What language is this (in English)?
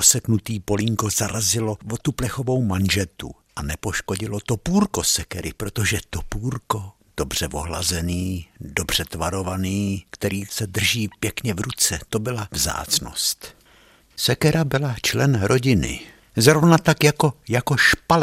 Czech